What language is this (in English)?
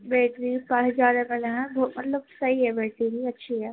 Urdu